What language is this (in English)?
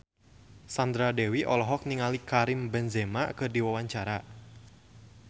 Sundanese